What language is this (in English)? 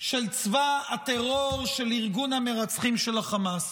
Hebrew